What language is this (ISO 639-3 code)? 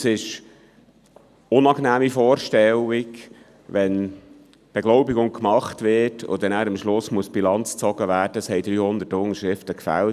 gsw